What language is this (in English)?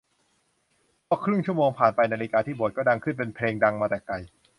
Thai